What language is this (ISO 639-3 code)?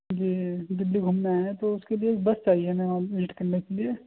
urd